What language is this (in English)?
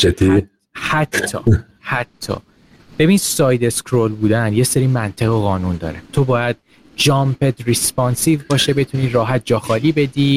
Persian